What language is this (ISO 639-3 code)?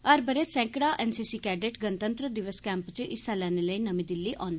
doi